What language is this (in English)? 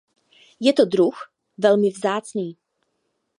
Czech